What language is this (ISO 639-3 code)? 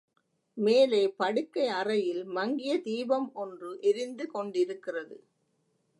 tam